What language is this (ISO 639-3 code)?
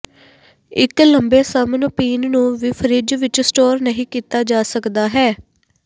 pan